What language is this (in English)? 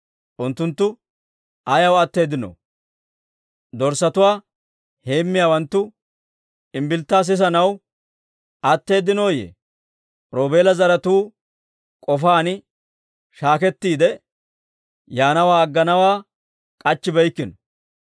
Dawro